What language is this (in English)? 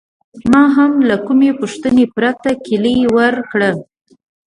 Pashto